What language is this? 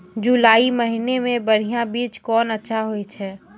Maithili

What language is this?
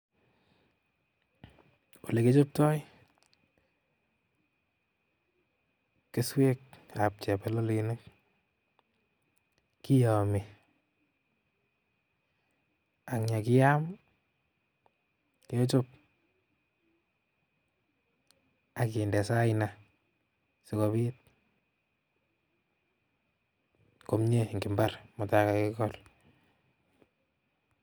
Kalenjin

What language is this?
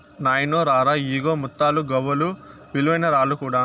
Telugu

